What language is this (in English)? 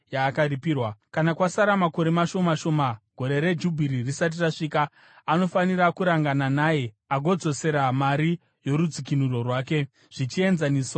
Shona